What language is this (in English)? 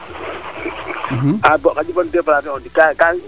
Serer